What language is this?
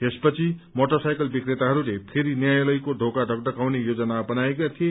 Nepali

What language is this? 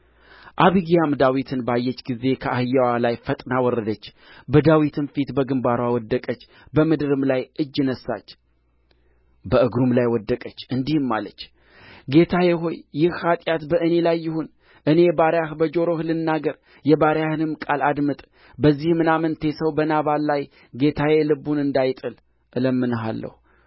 Amharic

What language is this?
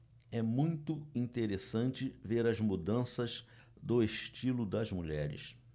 Portuguese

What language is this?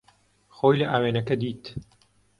Central Kurdish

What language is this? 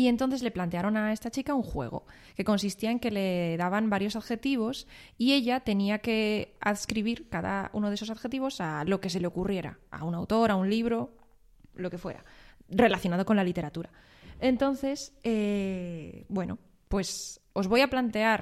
Spanish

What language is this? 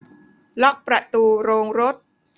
Thai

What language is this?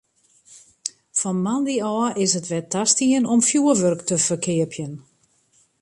Western Frisian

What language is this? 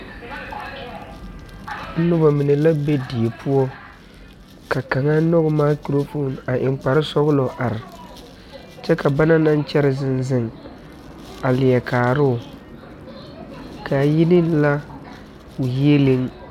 Southern Dagaare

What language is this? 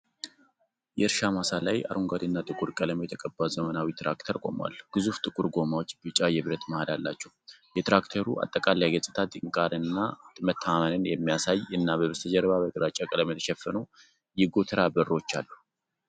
Amharic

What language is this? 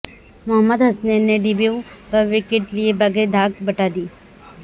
Urdu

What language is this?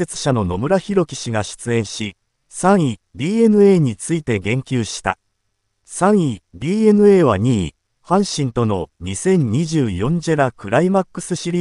Japanese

